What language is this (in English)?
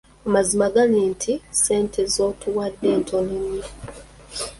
Ganda